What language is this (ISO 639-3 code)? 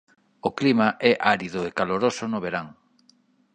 glg